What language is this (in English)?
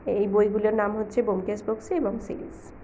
Bangla